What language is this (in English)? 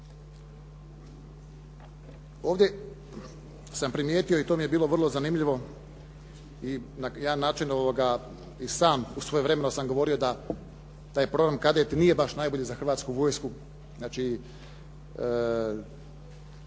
Croatian